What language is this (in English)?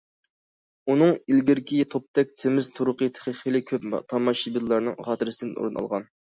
Uyghur